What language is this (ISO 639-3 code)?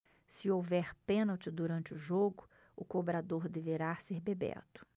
por